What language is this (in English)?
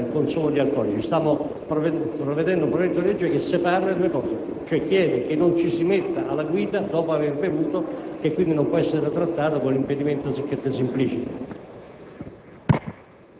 Italian